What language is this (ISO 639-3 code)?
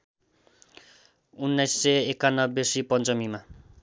nep